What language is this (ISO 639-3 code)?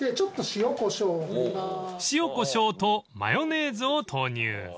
jpn